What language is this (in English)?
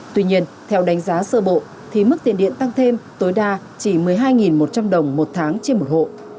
Vietnamese